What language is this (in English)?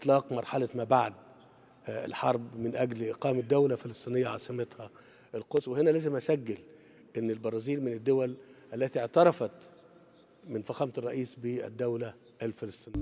Arabic